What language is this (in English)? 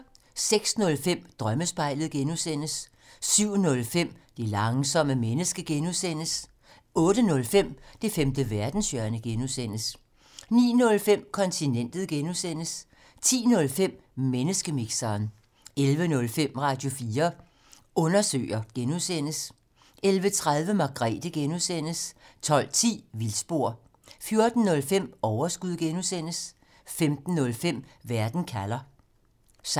Danish